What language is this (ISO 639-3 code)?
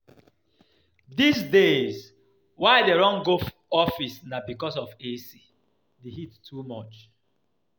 pcm